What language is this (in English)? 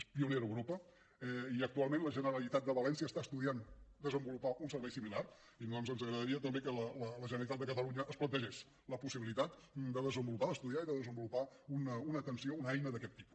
Catalan